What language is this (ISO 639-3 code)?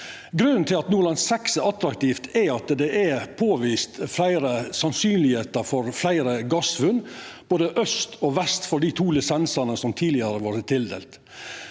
nor